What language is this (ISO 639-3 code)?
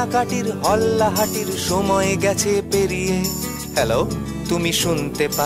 ron